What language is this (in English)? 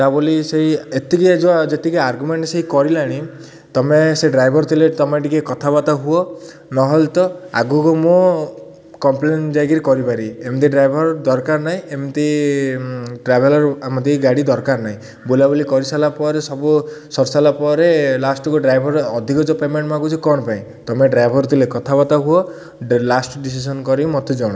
Odia